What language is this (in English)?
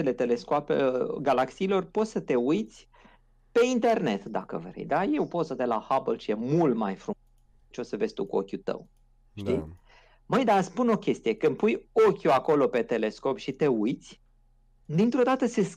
Romanian